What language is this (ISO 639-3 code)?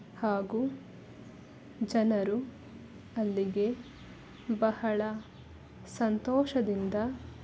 kan